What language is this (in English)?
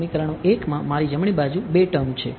Gujarati